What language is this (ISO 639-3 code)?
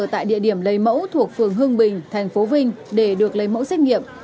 vie